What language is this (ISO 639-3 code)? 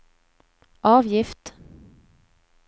swe